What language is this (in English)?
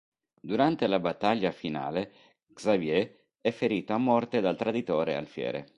Italian